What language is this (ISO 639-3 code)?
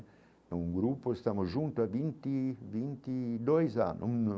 por